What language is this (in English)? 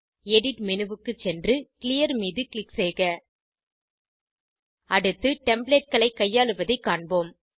Tamil